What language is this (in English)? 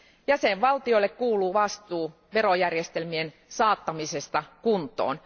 Finnish